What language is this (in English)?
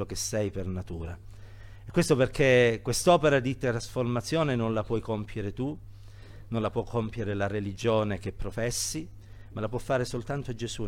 Italian